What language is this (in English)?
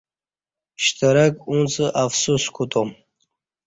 Kati